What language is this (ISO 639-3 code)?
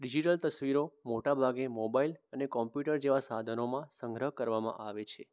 guj